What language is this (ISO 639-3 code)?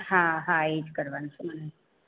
guj